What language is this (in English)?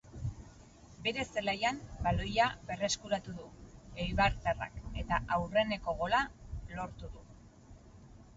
Basque